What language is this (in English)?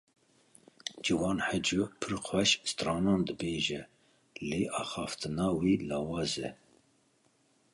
Kurdish